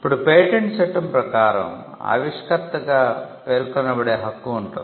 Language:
Telugu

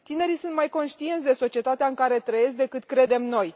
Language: Romanian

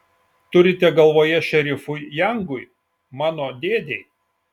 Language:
Lithuanian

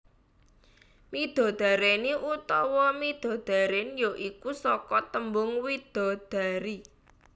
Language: Javanese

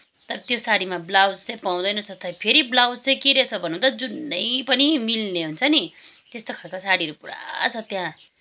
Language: Nepali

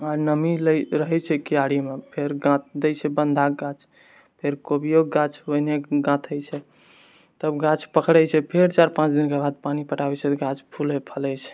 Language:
Maithili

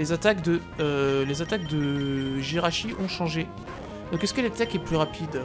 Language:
French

